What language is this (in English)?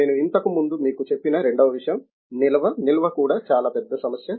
Telugu